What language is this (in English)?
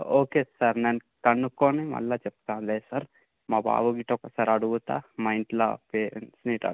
Telugu